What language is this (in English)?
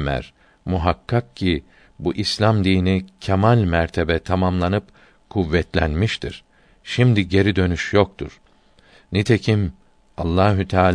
Turkish